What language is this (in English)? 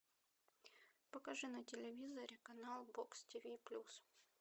Russian